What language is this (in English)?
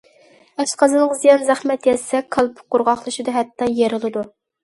Uyghur